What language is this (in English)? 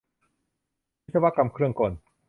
Thai